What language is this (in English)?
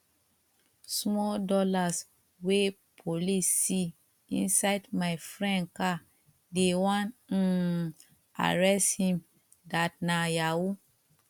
Nigerian Pidgin